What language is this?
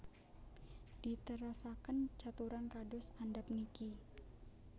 Javanese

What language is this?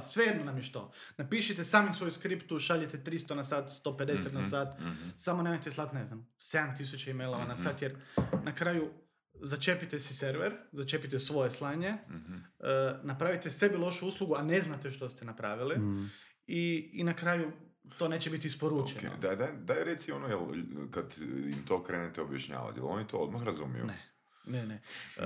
Croatian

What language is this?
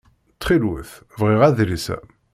Kabyle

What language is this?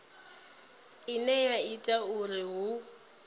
Venda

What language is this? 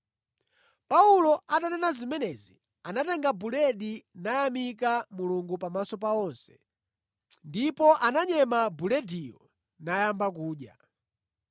Nyanja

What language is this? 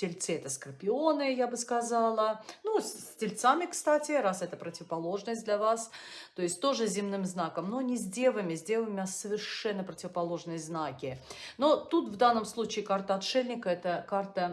Russian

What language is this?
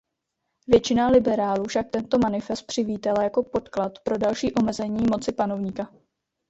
Czech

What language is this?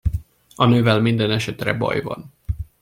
Hungarian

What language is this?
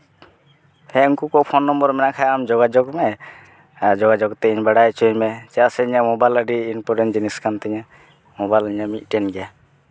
Santali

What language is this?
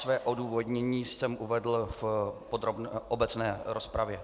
Czech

